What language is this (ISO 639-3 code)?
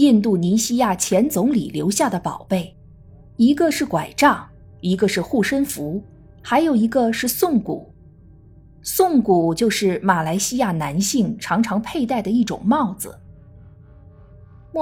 zho